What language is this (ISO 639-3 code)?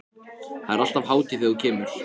isl